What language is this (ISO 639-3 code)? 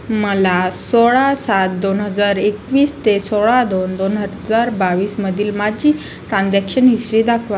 mar